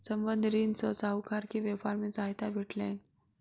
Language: Maithili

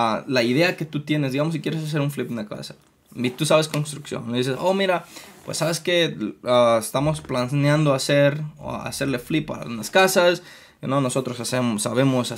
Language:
Spanish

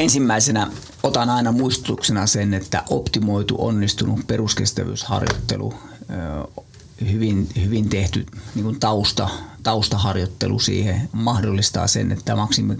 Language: Finnish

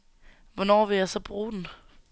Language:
Danish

